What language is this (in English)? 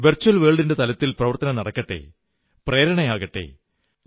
Malayalam